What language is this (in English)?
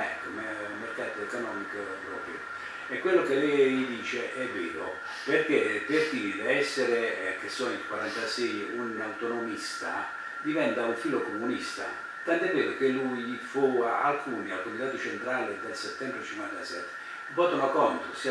Italian